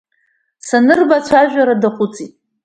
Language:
Abkhazian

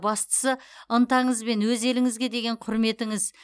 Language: Kazakh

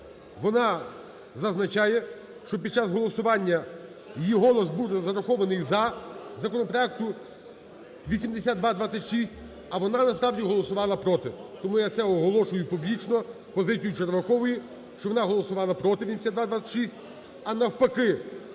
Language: Ukrainian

